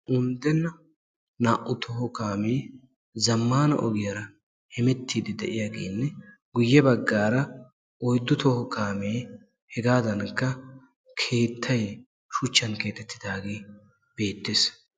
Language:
Wolaytta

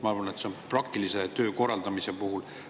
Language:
Estonian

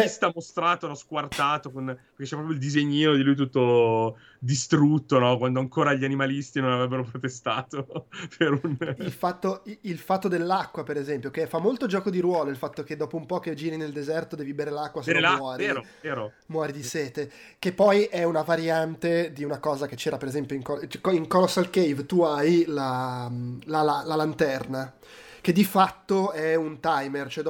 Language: Italian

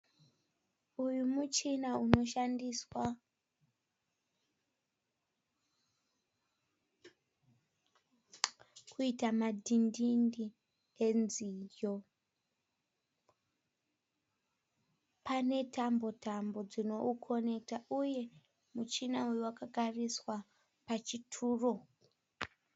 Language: Shona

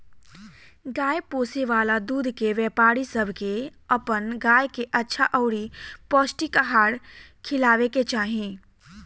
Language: Bhojpuri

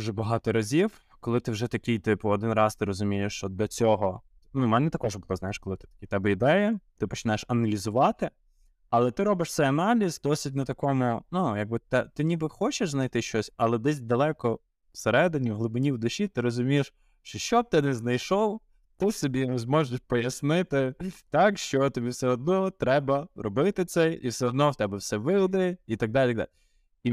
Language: Ukrainian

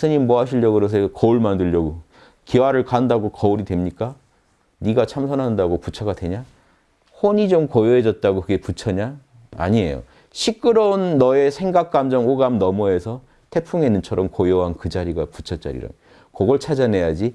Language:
Korean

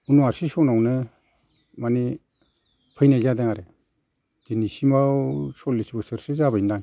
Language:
Bodo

